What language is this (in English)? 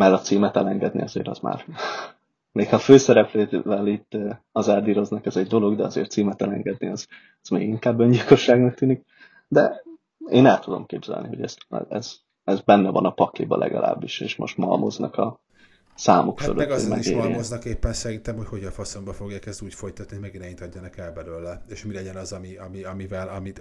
Hungarian